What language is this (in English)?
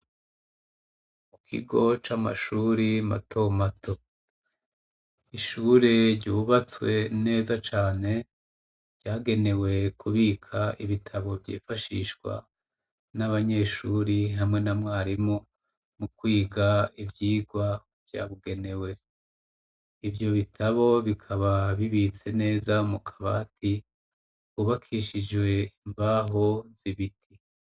Rundi